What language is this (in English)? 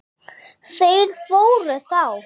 Icelandic